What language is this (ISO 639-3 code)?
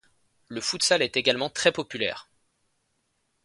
fra